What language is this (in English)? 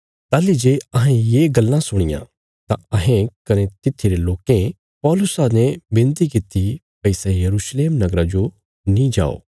Bilaspuri